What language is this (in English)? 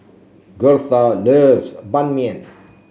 English